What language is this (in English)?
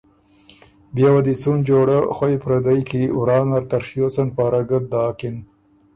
Ormuri